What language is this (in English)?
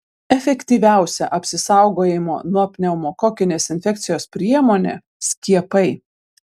Lithuanian